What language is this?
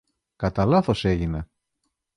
Greek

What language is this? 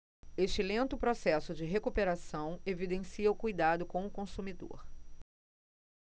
Portuguese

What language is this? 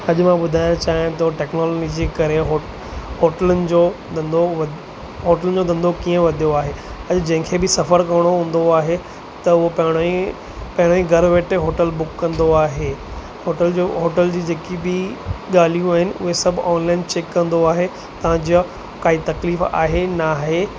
Sindhi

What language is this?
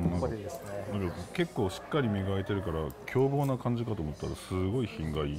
Japanese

